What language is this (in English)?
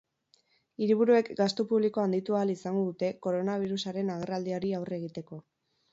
Basque